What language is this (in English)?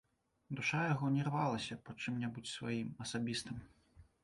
Belarusian